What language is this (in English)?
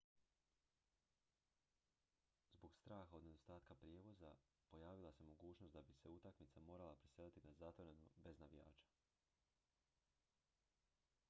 Croatian